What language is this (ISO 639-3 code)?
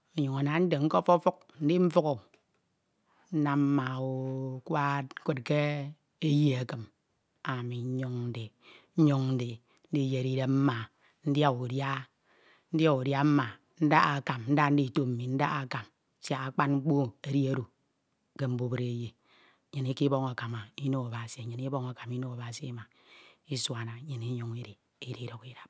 itw